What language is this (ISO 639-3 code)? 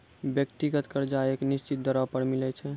mai